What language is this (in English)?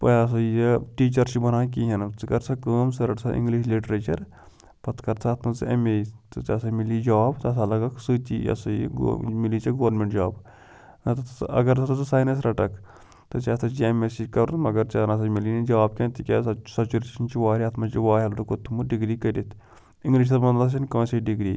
Kashmiri